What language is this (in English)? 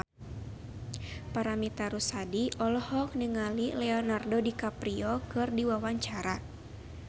Sundanese